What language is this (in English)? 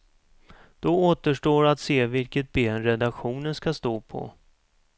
Swedish